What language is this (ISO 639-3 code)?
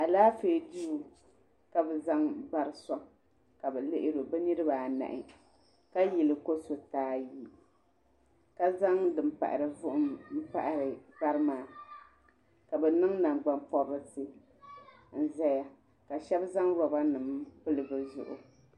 dag